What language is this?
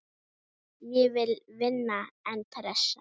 Icelandic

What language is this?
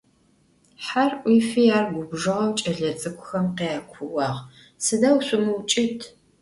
Adyghe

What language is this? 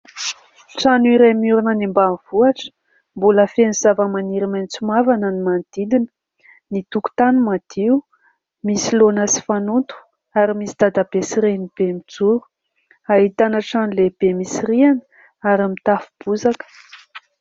Malagasy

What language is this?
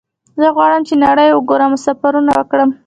Pashto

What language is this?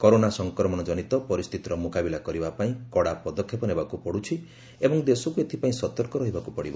Odia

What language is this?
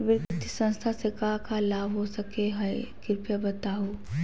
Magahi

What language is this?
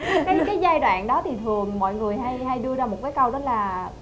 Vietnamese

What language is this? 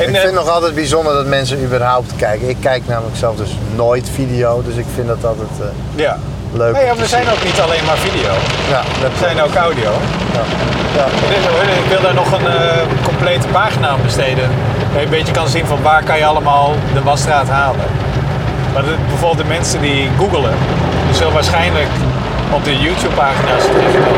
Dutch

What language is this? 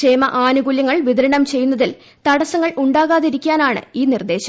Malayalam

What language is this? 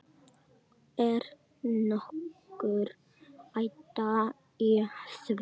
Icelandic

